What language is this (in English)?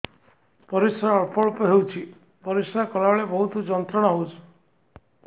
Odia